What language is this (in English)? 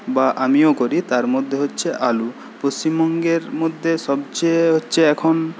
Bangla